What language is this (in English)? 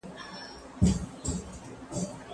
Pashto